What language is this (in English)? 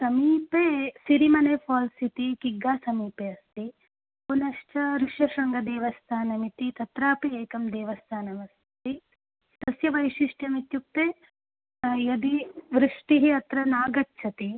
Sanskrit